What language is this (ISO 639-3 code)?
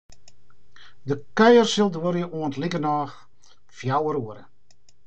fry